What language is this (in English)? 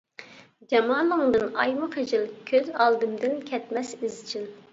Uyghur